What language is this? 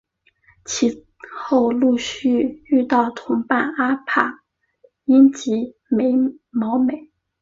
Chinese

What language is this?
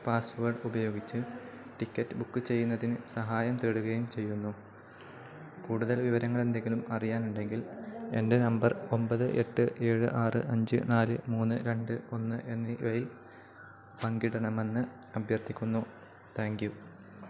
Malayalam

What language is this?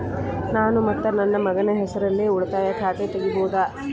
Kannada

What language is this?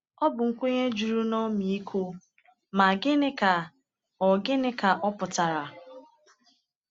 Igbo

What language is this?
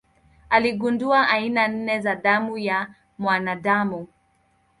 Swahili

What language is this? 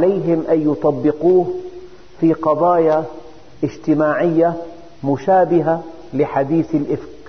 Arabic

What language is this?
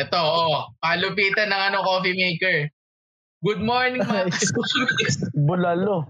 Filipino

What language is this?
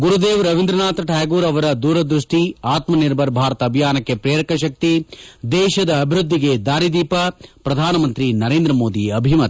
Kannada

